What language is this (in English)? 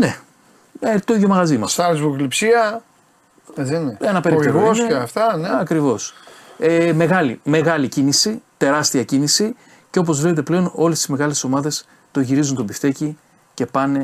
Greek